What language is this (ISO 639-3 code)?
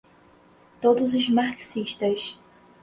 por